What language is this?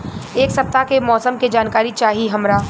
Bhojpuri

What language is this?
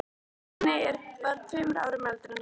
Icelandic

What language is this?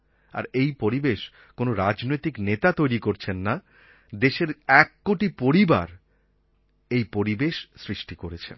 Bangla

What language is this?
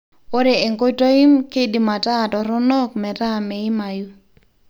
Masai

